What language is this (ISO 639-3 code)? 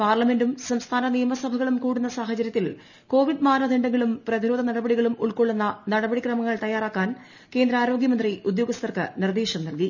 mal